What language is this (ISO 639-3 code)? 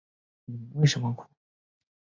zho